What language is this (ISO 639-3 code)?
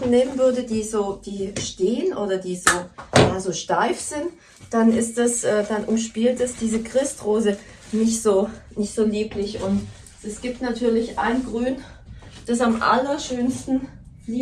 deu